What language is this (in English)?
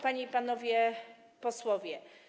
Polish